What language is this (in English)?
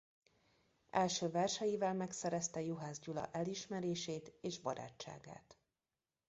Hungarian